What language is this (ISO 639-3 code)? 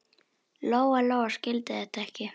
isl